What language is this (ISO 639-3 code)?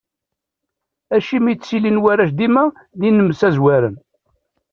kab